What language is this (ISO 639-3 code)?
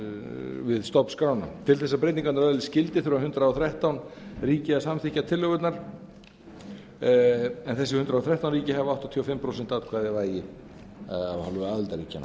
isl